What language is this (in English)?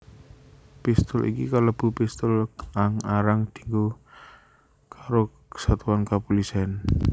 Javanese